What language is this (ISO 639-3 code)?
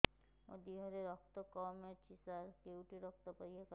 ori